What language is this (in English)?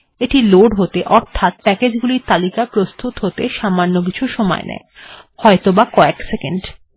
Bangla